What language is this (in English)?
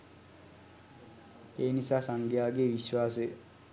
Sinhala